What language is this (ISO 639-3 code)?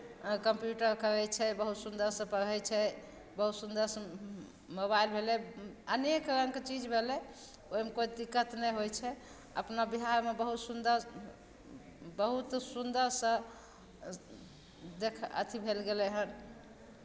mai